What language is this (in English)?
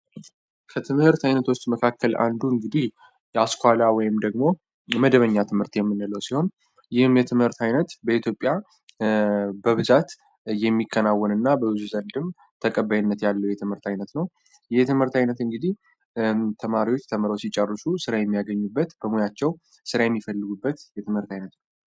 Amharic